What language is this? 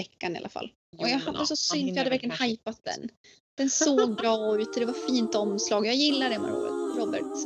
Swedish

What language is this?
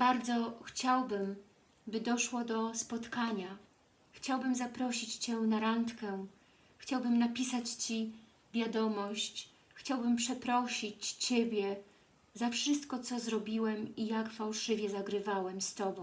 Polish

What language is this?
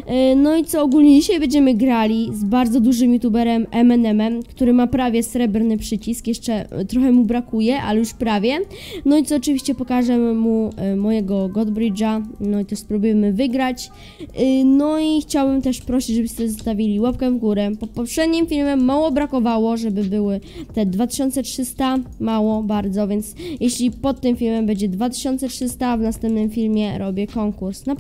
Polish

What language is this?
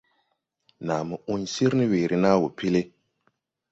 Tupuri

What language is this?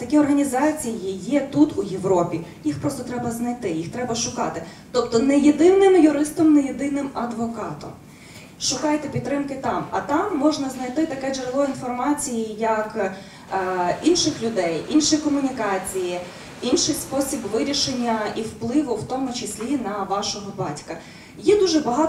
Ukrainian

